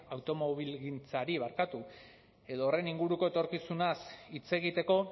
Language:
Basque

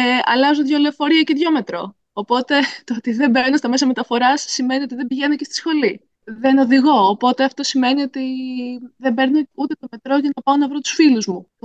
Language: Greek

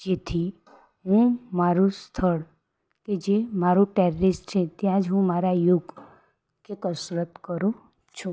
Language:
Gujarati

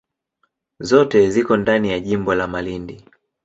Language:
Swahili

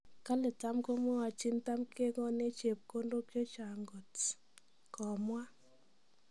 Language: Kalenjin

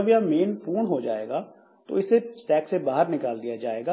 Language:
Hindi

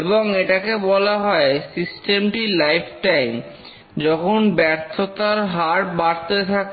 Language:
Bangla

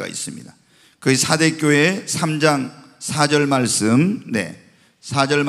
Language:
Korean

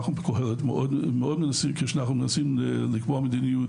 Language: Hebrew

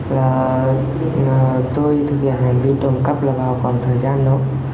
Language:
Vietnamese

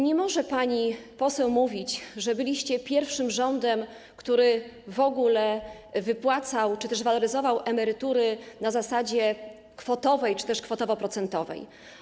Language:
Polish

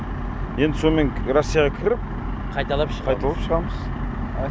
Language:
Kazakh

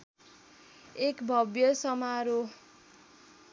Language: Nepali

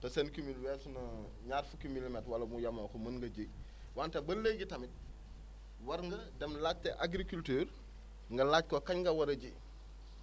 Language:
Wolof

